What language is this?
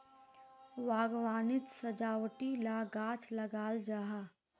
Magahi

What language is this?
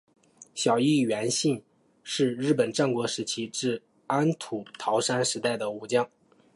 Chinese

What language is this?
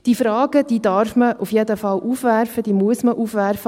Swiss German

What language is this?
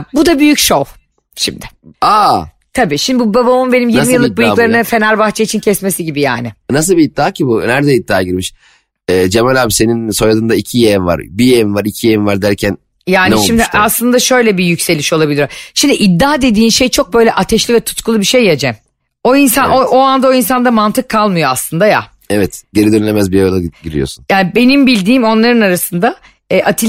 Turkish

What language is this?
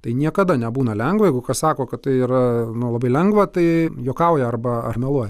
Lithuanian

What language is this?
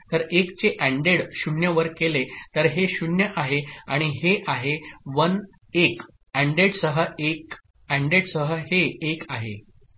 Marathi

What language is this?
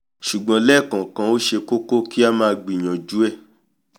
Yoruba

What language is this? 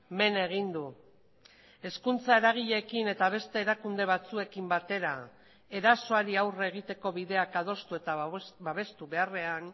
Basque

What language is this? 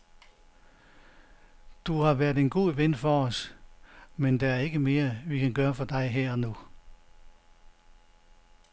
Danish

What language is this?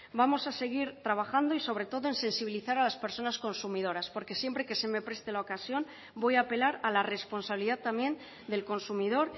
Spanish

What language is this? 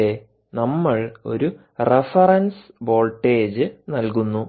Malayalam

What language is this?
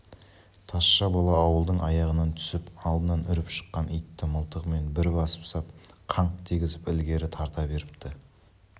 Kazakh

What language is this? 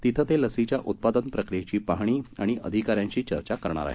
Marathi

